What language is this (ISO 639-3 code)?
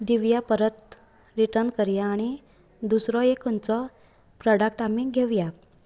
kok